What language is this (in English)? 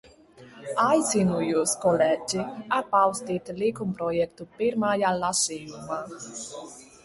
Latvian